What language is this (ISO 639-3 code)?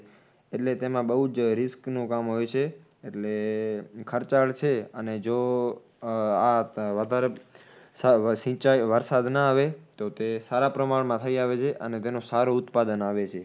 guj